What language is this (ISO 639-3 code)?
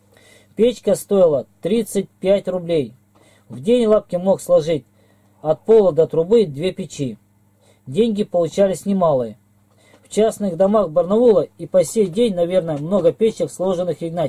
rus